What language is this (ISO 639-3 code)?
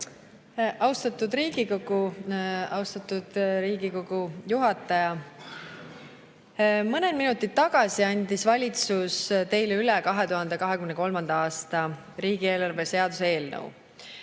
est